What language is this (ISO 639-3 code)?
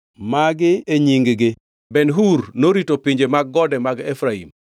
luo